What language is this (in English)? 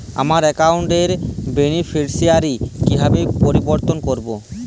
Bangla